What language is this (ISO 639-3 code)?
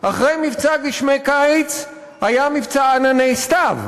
heb